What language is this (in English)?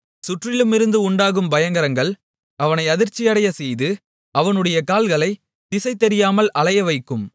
Tamil